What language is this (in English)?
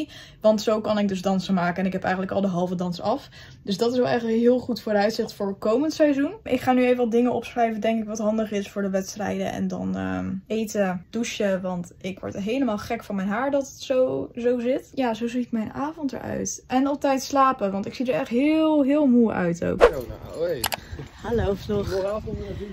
Dutch